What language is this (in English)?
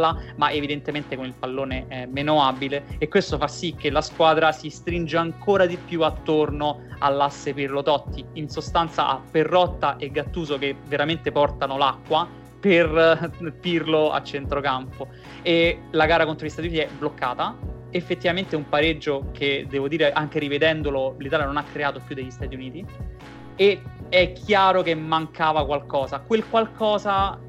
Italian